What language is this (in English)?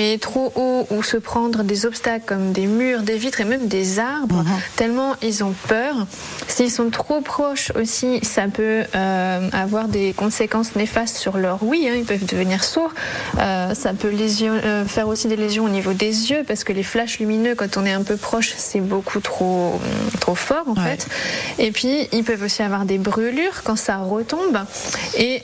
French